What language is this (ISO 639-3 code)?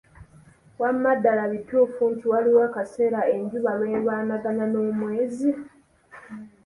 lug